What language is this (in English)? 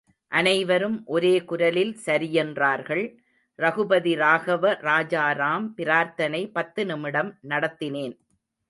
Tamil